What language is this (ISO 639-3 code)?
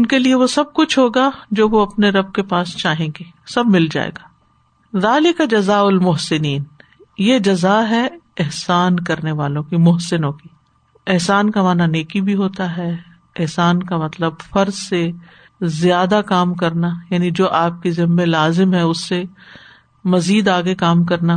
urd